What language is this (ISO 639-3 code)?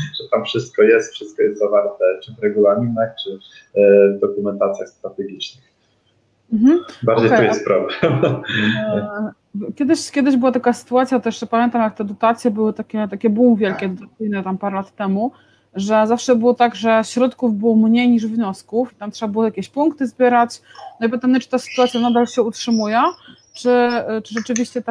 pol